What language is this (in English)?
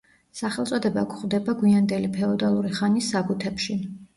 Georgian